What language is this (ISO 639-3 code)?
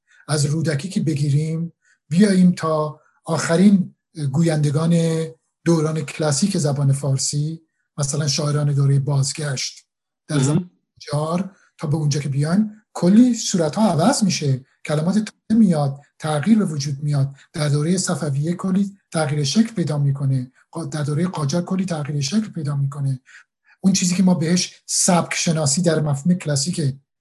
fas